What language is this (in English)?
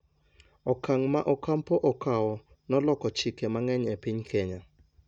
Luo (Kenya and Tanzania)